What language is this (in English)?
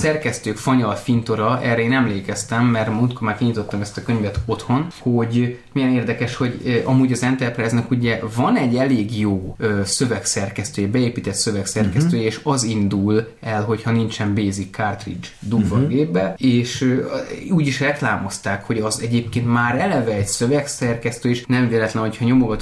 Hungarian